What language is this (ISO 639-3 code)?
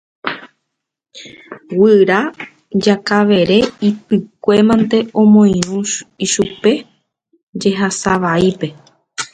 grn